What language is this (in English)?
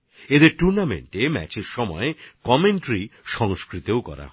Bangla